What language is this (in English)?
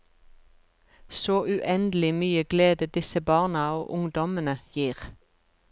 Norwegian